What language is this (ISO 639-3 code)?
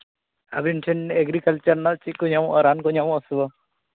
sat